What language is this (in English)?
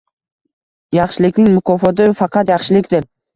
Uzbek